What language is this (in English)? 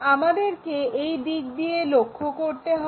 Bangla